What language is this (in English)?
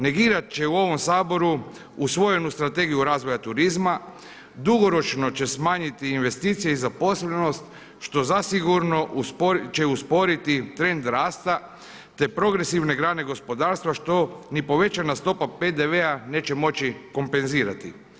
Croatian